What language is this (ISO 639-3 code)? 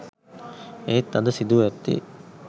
sin